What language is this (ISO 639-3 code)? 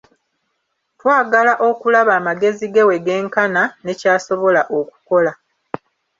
lug